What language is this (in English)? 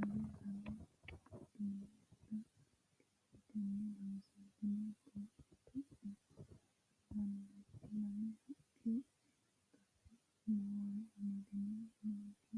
Sidamo